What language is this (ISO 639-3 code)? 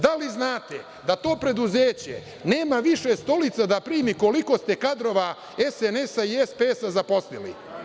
srp